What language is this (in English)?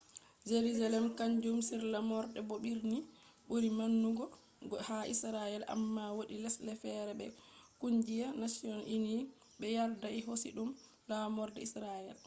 Fula